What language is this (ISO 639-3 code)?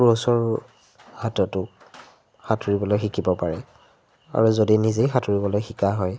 asm